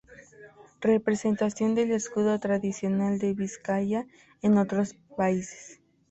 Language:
Spanish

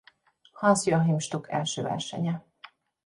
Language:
Hungarian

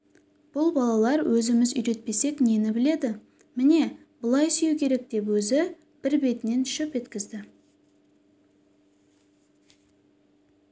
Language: Kazakh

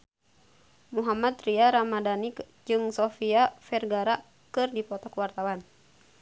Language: Sundanese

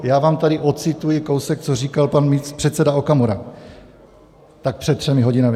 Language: Czech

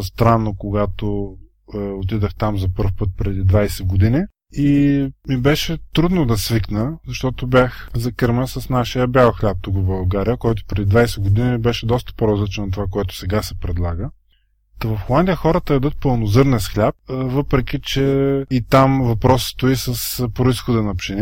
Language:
Bulgarian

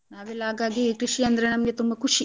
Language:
Kannada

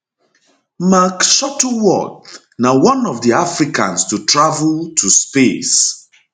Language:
Nigerian Pidgin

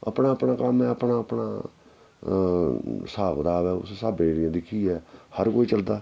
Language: Dogri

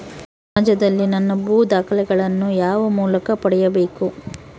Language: Kannada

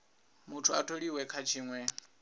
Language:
Venda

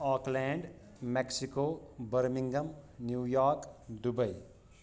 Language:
Kashmiri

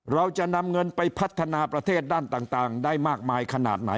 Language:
Thai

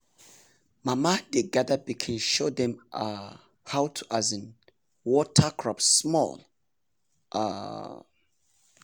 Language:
Nigerian Pidgin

